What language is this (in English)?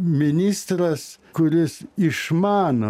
Lithuanian